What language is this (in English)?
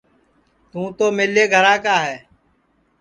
Sansi